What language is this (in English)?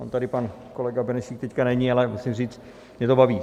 Czech